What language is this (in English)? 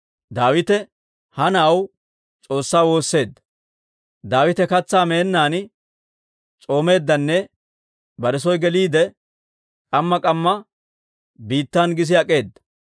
Dawro